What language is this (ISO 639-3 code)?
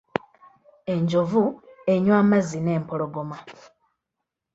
lug